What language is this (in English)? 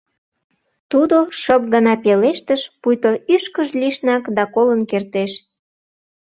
Mari